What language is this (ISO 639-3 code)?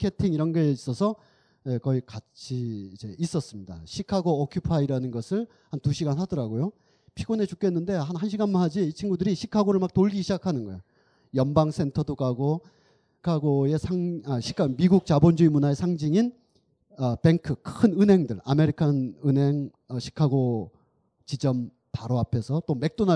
kor